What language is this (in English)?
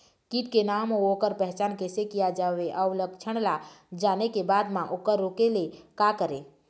Chhattisgarhi